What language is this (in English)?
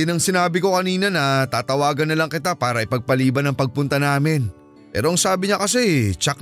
Filipino